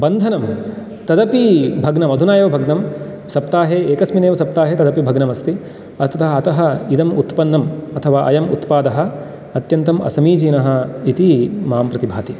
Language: Sanskrit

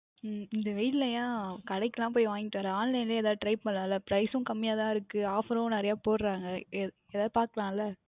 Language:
Tamil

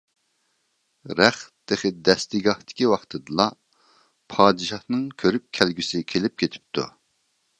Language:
Uyghur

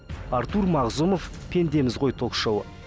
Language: Kazakh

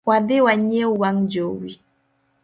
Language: Luo (Kenya and Tanzania)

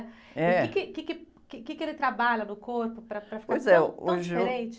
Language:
Portuguese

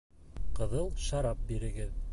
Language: Bashkir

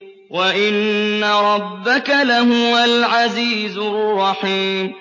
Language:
Arabic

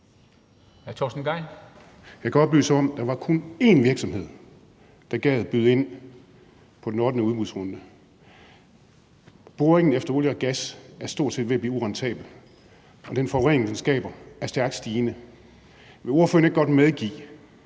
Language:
Danish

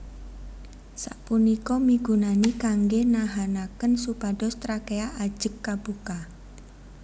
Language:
Javanese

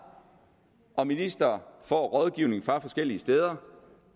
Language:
Danish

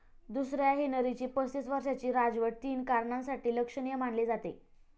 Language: Marathi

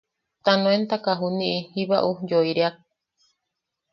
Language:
Yaqui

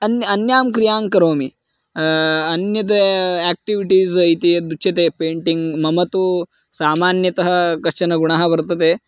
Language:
Sanskrit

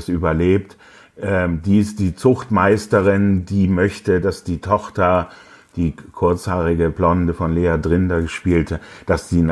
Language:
German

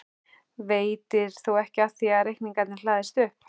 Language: Icelandic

